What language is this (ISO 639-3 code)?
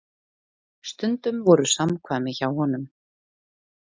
isl